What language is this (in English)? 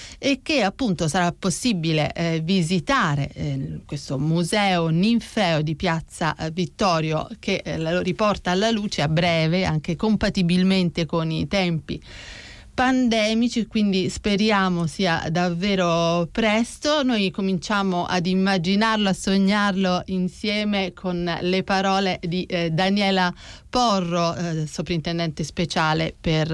Italian